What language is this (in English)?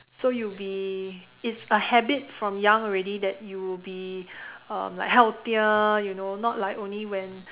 English